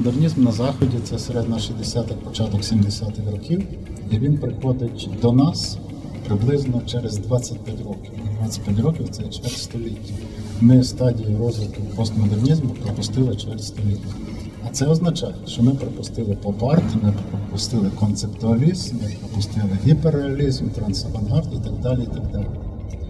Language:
Ukrainian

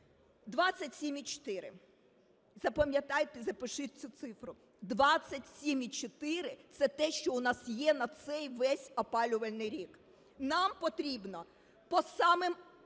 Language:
Ukrainian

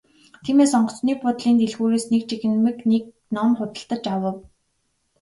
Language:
Mongolian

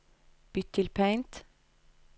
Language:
Norwegian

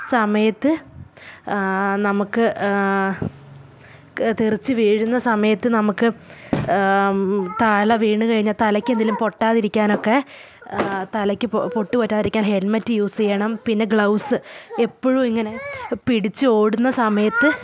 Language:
Malayalam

